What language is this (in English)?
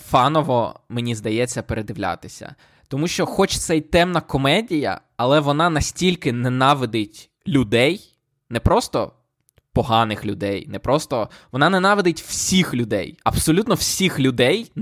Ukrainian